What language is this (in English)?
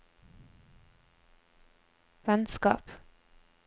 Norwegian